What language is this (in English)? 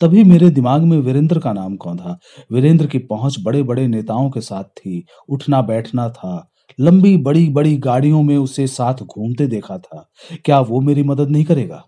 Hindi